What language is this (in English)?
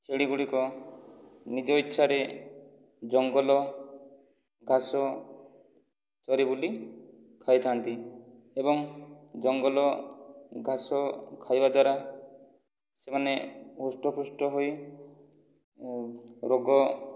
Odia